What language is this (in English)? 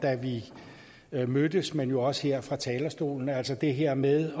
Danish